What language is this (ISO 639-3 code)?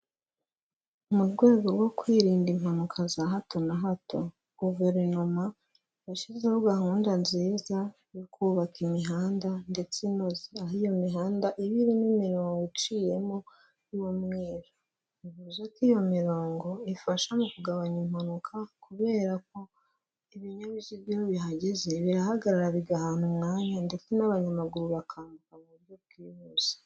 kin